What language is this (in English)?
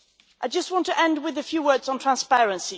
English